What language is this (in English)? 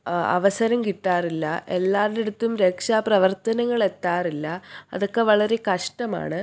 Malayalam